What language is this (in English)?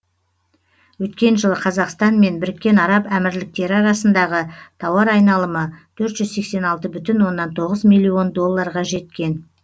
Kazakh